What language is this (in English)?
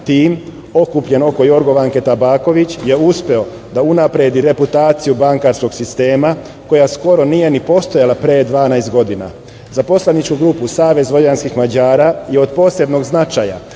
Serbian